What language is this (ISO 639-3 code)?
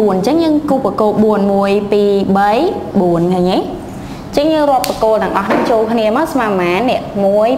vie